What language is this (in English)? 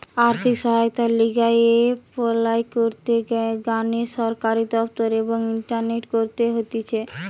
Bangla